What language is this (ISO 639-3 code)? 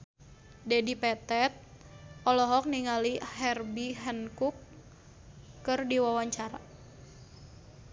sun